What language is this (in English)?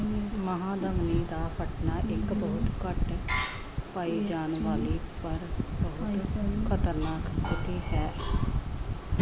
Punjabi